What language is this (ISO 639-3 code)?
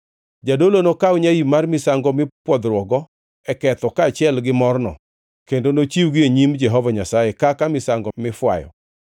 luo